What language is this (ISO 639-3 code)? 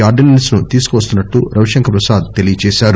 tel